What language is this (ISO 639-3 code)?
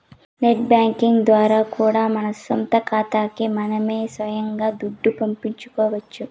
tel